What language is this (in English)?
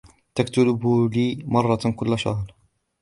Arabic